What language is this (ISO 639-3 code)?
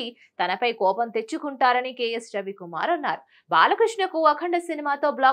tel